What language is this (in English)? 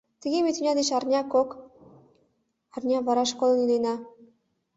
Mari